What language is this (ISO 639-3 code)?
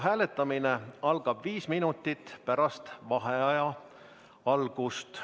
est